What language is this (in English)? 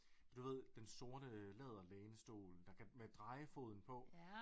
Danish